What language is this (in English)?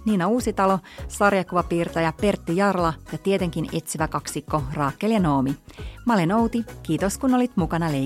Finnish